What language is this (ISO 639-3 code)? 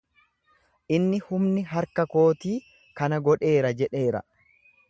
orm